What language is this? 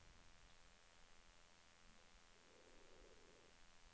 Norwegian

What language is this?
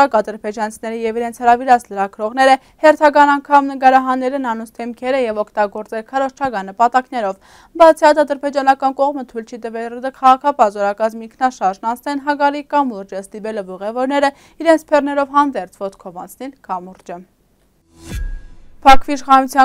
Turkish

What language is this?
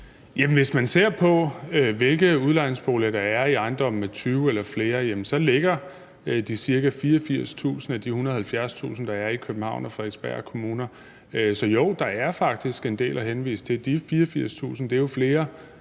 Danish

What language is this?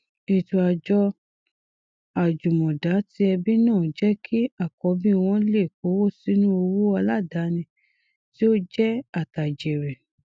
Yoruba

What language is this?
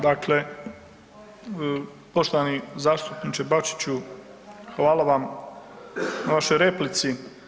Croatian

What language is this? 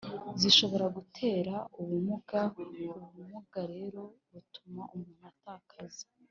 Kinyarwanda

